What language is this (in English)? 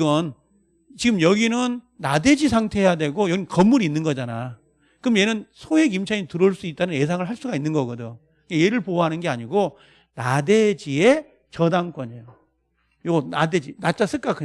Korean